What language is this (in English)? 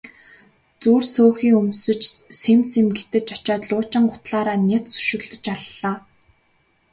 Mongolian